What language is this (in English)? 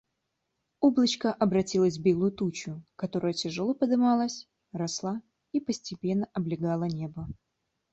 Russian